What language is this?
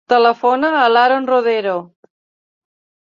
Catalan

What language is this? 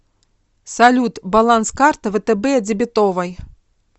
Russian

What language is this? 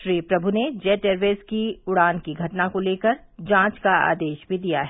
Hindi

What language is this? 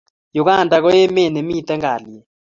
Kalenjin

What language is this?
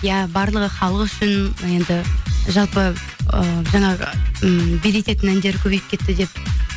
Kazakh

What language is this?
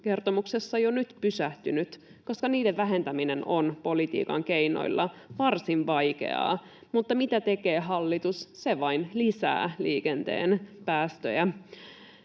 Finnish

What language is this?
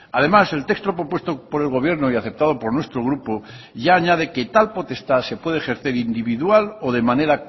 Spanish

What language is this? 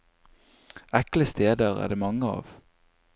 Norwegian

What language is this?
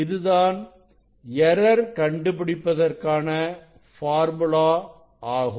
Tamil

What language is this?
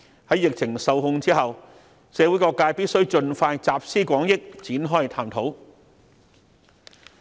Cantonese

